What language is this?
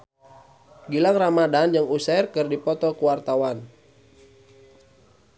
Sundanese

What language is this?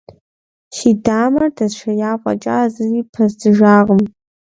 Kabardian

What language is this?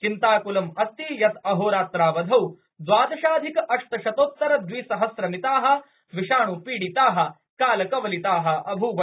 Sanskrit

